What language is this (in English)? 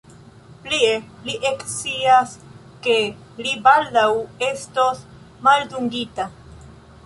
Esperanto